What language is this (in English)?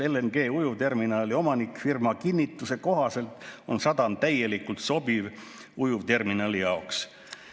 Estonian